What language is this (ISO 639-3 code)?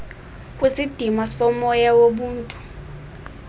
xho